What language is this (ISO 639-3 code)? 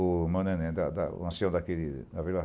por